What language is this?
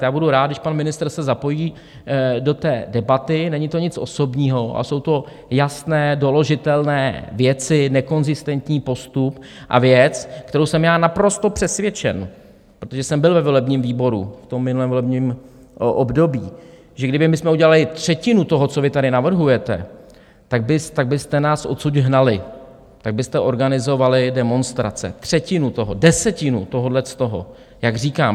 Czech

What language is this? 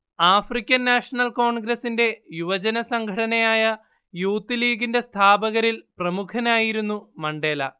Malayalam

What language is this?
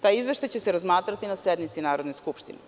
Serbian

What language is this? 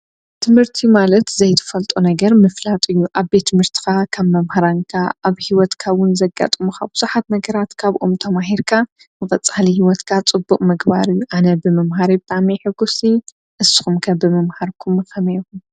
Tigrinya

